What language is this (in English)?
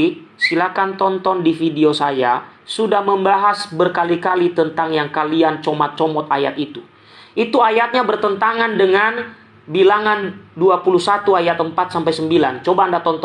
Indonesian